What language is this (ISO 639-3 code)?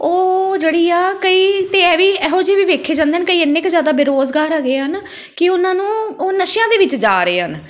pan